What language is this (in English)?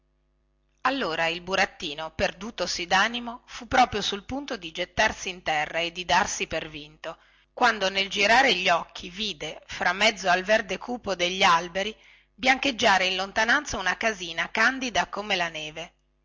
Italian